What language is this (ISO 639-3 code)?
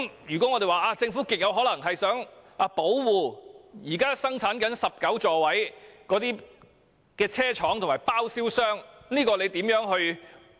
yue